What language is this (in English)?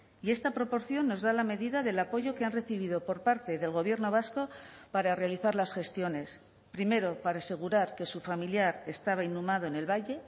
Spanish